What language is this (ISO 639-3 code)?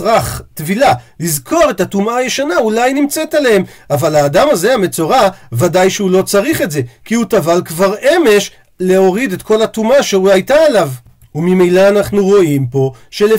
heb